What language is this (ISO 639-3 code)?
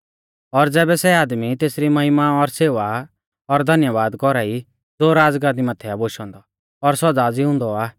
bfz